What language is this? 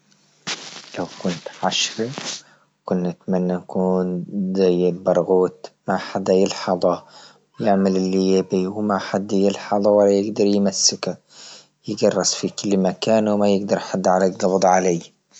Libyan Arabic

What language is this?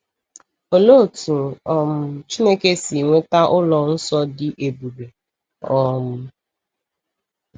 Igbo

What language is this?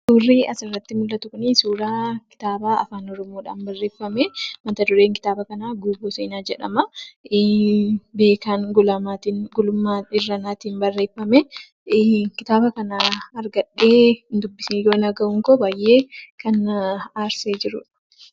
Oromo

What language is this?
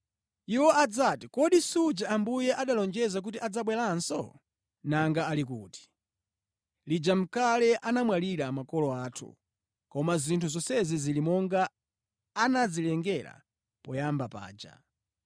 Nyanja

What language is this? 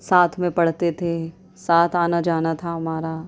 Urdu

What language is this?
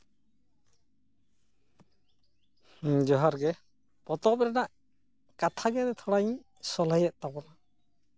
Santali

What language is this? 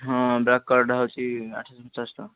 Odia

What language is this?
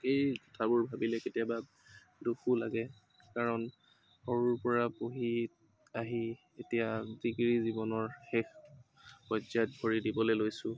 Assamese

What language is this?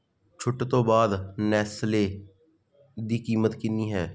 Punjabi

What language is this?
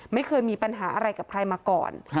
Thai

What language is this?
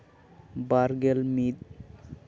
Santali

